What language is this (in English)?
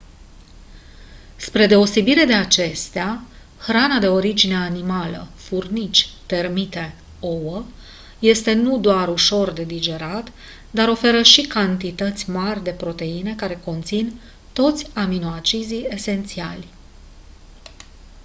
Romanian